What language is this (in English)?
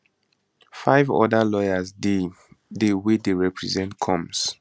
Nigerian Pidgin